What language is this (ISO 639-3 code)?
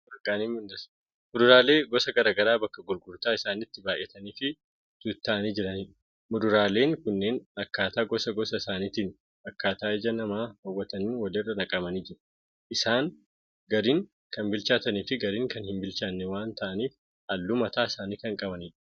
orm